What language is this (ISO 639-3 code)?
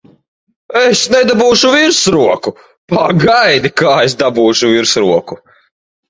lav